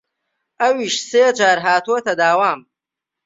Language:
Central Kurdish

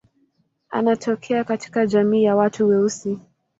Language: Swahili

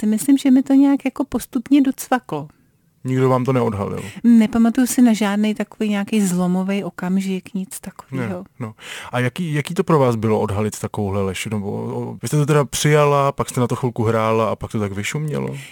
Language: Czech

